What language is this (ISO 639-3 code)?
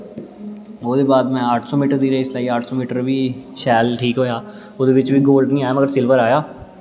doi